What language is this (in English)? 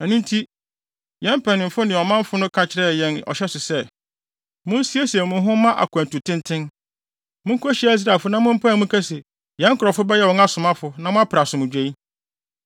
Akan